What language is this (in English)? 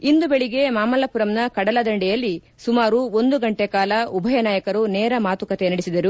Kannada